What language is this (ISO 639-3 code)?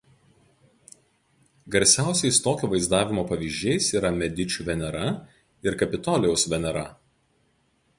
lit